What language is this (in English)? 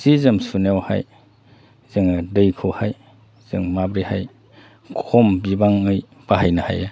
Bodo